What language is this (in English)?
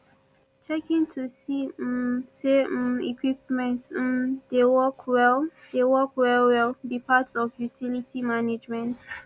Nigerian Pidgin